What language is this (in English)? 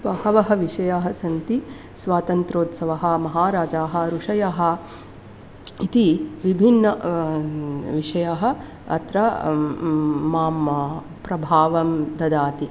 Sanskrit